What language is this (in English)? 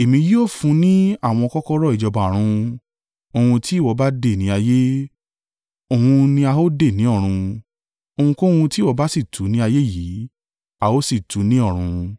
Yoruba